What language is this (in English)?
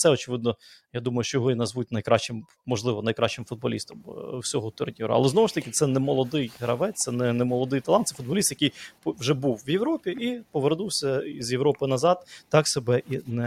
Ukrainian